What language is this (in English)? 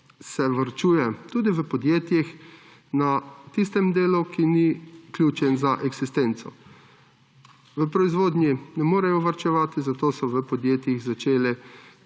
Slovenian